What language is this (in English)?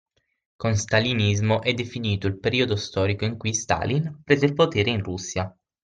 Italian